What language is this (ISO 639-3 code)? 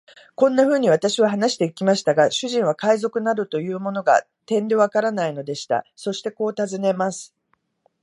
jpn